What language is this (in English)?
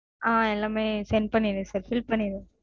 Tamil